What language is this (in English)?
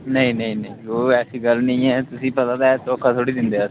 Dogri